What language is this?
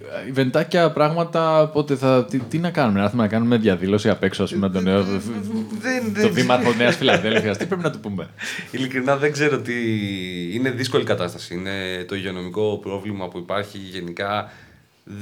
Greek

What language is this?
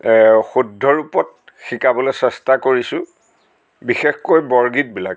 Assamese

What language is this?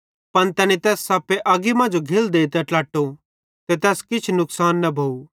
Bhadrawahi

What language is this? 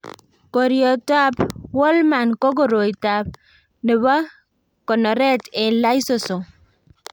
Kalenjin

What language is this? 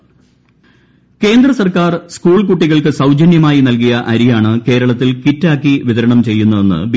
Malayalam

